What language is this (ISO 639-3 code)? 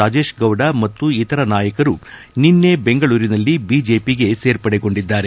kan